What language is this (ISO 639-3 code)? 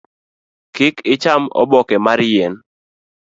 luo